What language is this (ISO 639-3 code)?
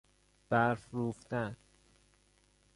fas